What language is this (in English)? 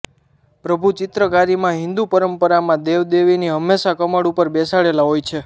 Gujarati